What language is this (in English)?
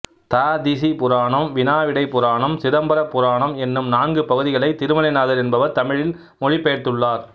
Tamil